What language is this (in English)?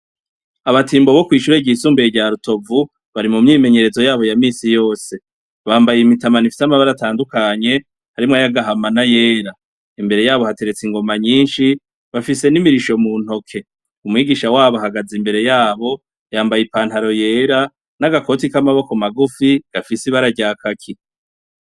Rundi